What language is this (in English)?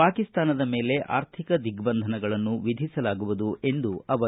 Kannada